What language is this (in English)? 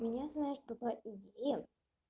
Russian